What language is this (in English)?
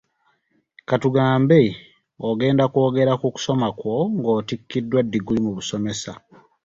Ganda